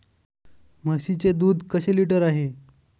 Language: Marathi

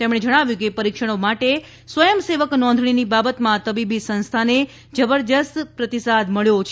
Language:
Gujarati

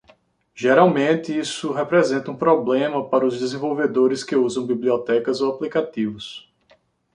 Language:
Portuguese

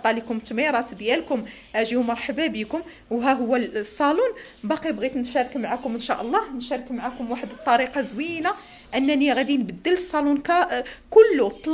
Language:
Arabic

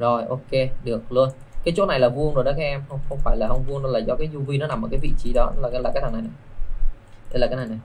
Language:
Vietnamese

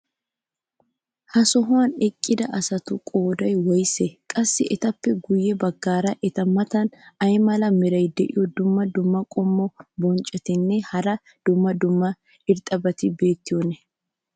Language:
Wolaytta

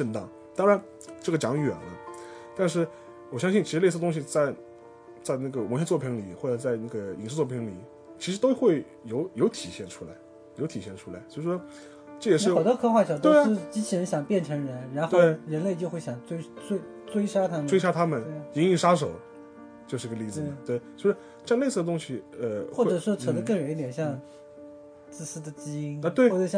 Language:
Chinese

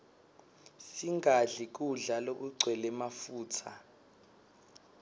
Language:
Swati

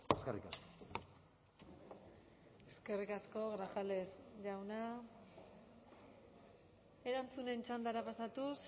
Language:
Basque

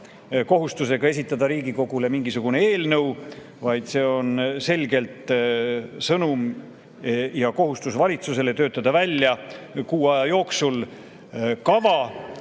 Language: Estonian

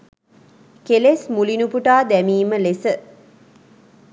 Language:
Sinhala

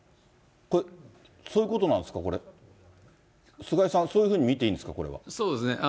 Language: Japanese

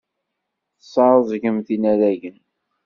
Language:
Kabyle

